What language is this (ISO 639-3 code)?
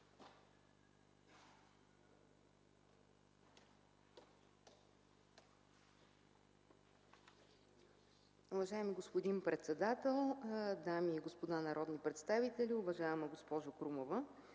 bul